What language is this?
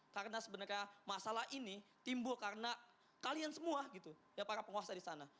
Indonesian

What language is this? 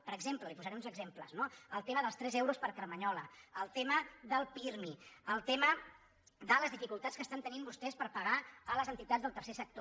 Catalan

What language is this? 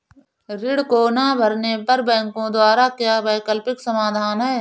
Hindi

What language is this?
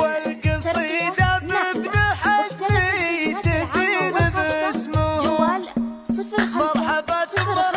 Arabic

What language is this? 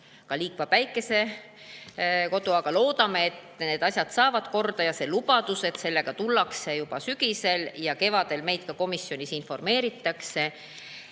Estonian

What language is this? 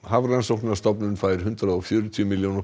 Icelandic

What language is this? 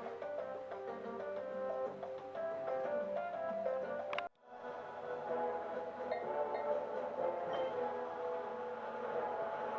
French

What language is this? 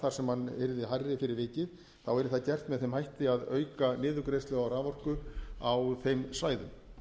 Icelandic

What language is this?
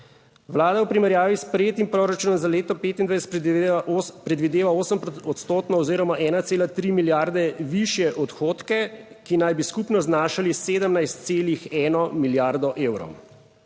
Slovenian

